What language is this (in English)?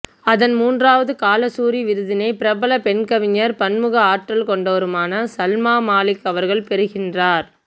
Tamil